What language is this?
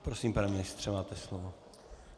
Czech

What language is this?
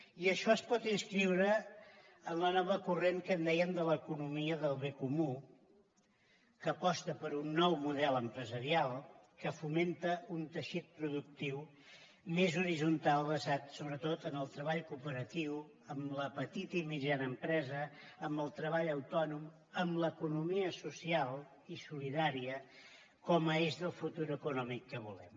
Catalan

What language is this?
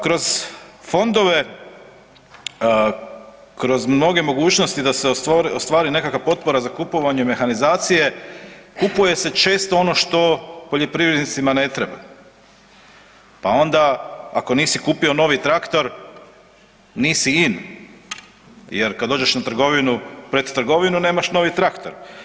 Croatian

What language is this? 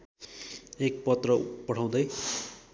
Nepali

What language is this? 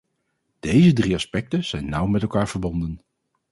Dutch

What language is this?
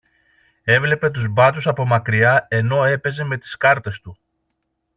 Greek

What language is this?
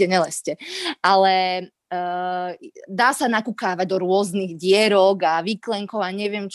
Slovak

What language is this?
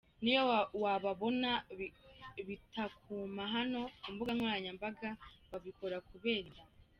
Kinyarwanda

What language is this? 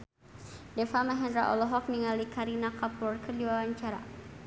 Sundanese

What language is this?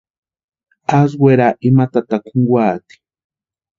Western Highland Purepecha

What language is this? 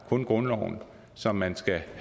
Danish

